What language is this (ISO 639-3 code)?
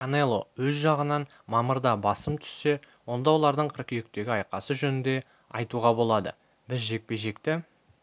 kaz